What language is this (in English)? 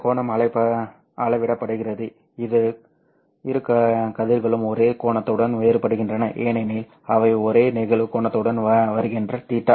Tamil